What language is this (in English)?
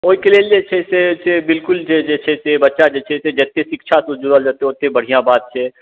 Maithili